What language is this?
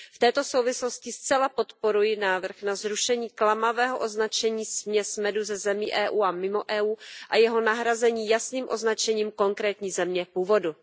Czech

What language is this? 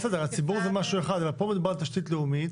Hebrew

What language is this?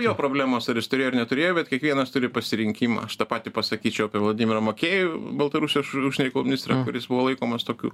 Lithuanian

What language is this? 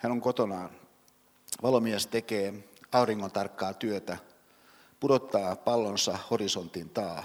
Finnish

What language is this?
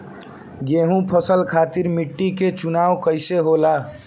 Bhojpuri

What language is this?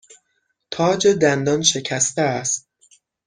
Persian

